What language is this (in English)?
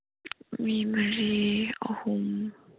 Manipuri